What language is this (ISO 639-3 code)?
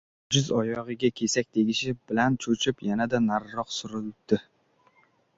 uzb